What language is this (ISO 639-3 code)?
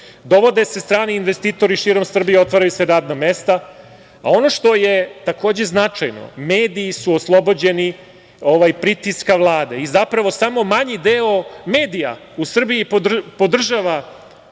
srp